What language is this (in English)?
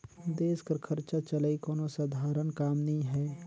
Chhattisgarhi